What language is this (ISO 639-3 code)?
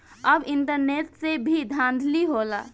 bho